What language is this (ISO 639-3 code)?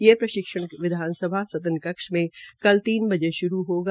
hin